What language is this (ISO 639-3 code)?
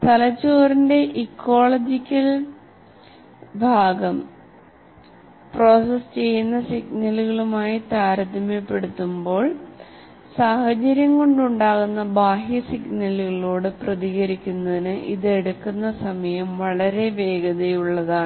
mal